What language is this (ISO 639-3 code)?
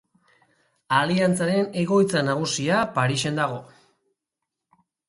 eus